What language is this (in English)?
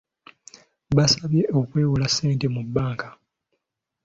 Ganda